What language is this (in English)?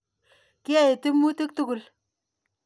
Kalenjin